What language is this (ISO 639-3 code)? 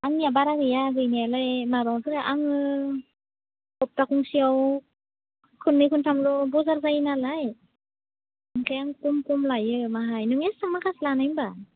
brx